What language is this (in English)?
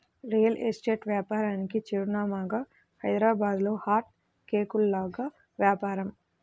Telugu